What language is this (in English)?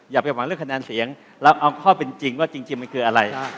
Thai